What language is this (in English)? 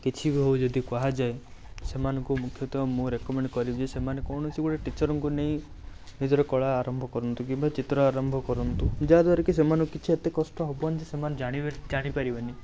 Odia